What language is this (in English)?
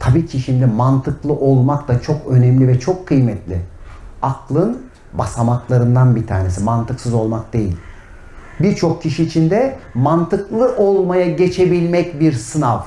Turkish